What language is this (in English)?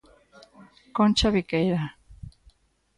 Galician